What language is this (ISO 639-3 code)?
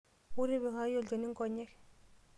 mas